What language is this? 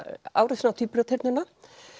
Icelandic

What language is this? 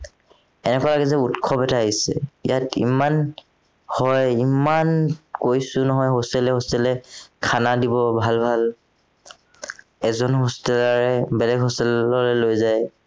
Assamese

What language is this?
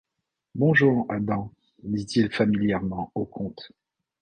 French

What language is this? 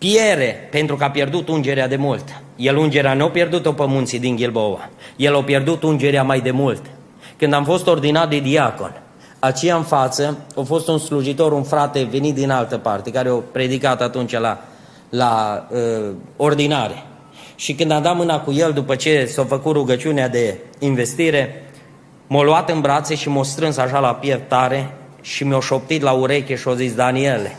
Romanian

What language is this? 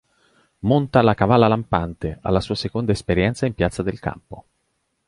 Italian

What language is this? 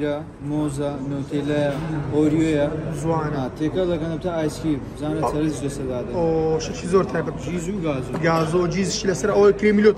Arabic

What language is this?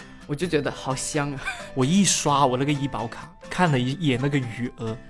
Chinese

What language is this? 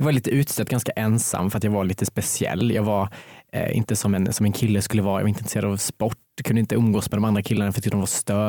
Swedish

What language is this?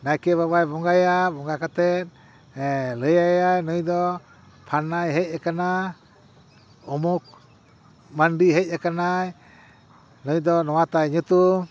Santali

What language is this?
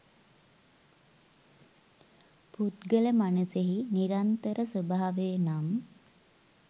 Sinhala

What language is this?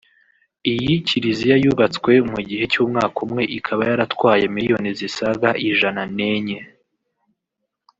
Kinyarwanda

